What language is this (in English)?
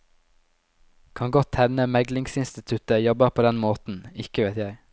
Norwegian